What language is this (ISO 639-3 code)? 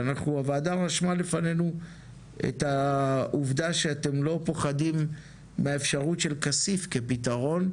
heb